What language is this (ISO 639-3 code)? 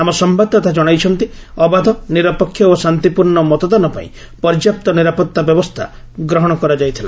ori